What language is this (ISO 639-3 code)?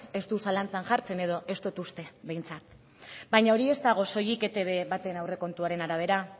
eus